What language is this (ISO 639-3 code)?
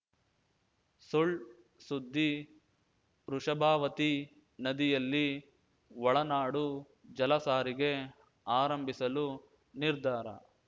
kan